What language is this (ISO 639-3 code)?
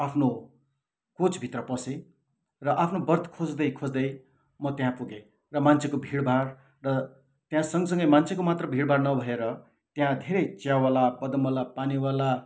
nep